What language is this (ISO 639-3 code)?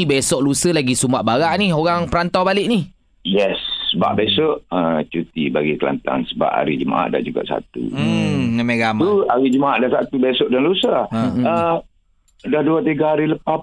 msa